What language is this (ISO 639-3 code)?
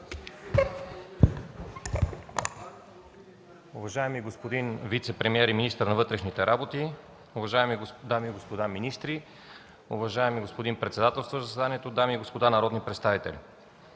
bul